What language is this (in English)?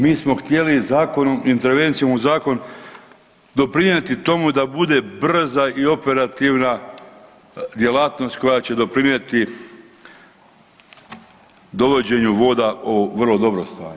Croatian